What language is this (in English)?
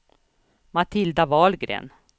Swedish